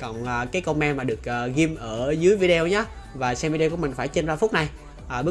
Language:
Vietnamese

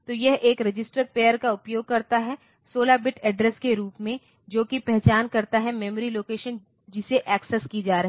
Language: Hindi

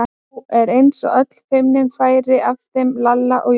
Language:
Icelandic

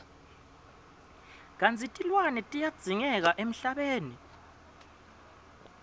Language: Swati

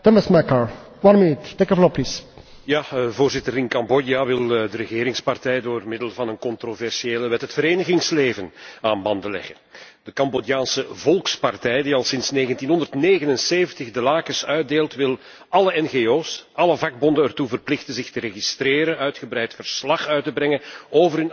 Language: Dutch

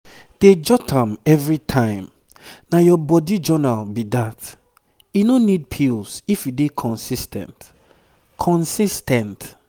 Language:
Nigerian Pidgin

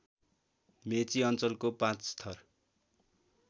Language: Nepali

